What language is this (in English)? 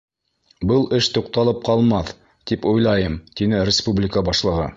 Bashkir